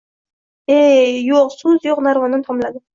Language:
Uzbek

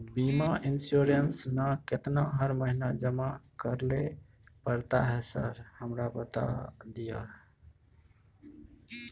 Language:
Maithili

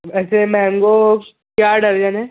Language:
Urdu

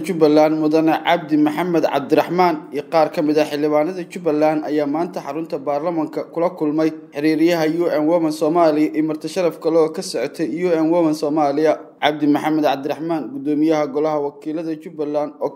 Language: Arabic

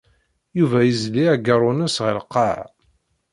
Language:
Kabyle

